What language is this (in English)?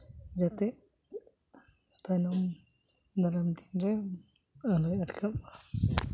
Santali